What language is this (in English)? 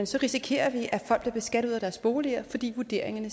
Danish